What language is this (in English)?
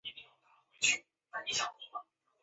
Chinese